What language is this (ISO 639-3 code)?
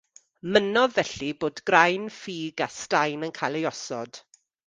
cym